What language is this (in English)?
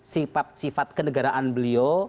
Indonesian